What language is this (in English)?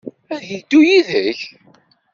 Kabyle